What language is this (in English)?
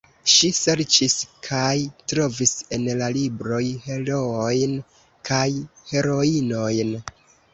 Esperanto